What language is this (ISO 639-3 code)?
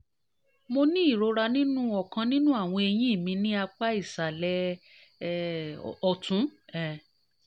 yor